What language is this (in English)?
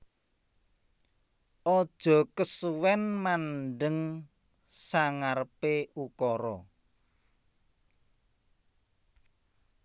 Javanese